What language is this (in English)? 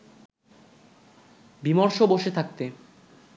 Bangla